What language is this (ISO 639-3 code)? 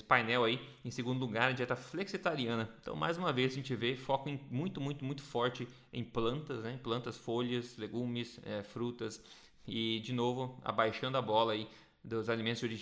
por